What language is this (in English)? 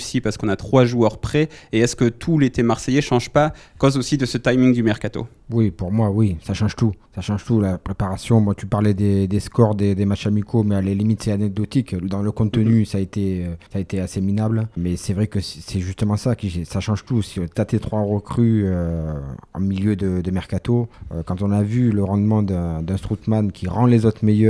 French